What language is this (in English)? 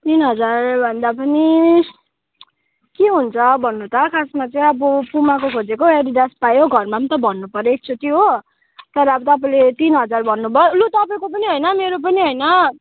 Nepali